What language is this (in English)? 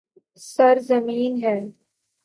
Urdu